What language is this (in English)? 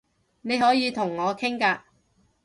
Cantonese